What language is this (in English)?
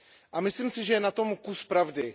Czech